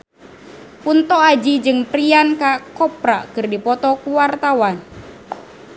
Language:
Sundanese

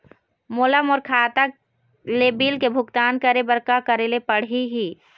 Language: Chhattisgarhi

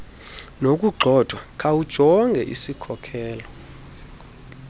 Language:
Xhosa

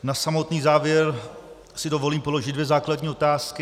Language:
Czech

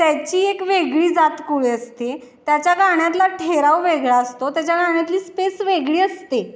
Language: Marathi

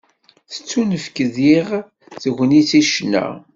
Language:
Kabyle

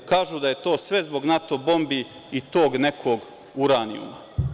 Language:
Serbian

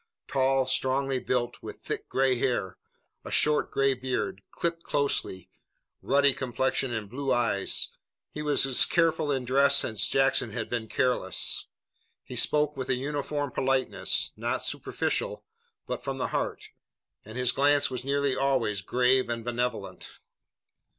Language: English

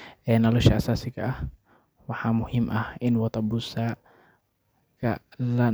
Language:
Somali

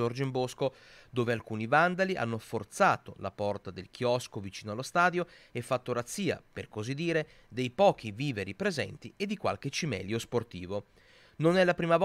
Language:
Italian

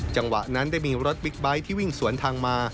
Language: Thai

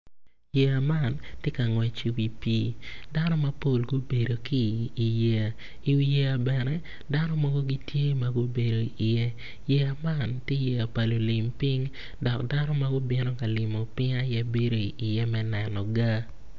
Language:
Acoli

